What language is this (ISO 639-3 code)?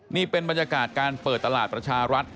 tha